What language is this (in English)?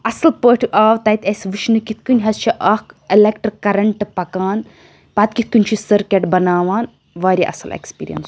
Kashmiri